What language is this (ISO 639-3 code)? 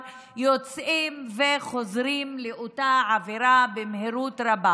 heb